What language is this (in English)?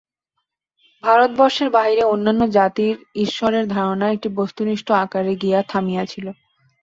Bangla